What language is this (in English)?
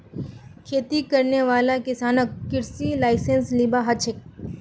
Magahi